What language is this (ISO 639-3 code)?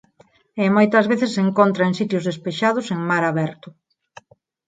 glg